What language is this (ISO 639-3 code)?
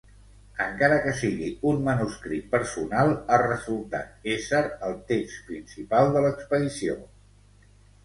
cat